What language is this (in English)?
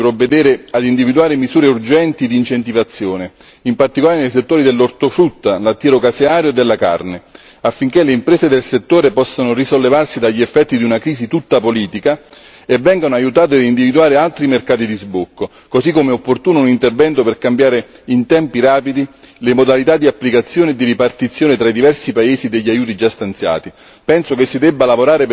Italian